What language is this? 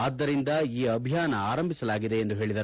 Kannada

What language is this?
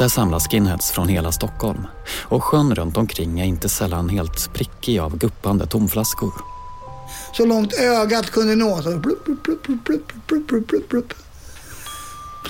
Swedish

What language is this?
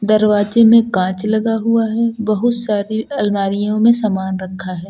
Hindi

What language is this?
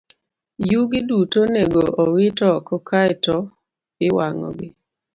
Luo (Kenya and Tanzania)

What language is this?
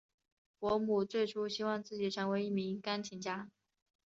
Chinese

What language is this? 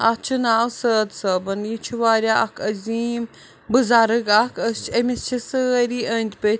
Kashmiri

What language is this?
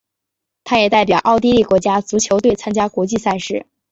Chinese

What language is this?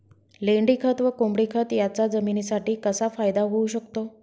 Marathi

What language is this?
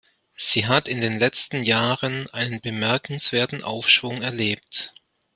German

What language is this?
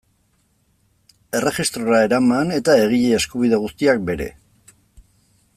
Basque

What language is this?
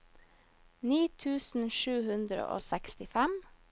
Norwegian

